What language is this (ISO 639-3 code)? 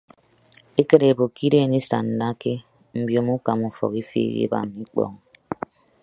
ibb